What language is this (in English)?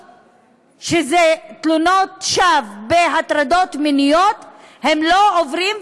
Hebrew